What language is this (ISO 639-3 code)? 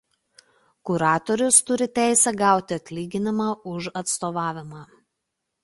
lit